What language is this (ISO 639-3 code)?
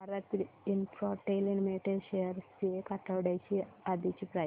mar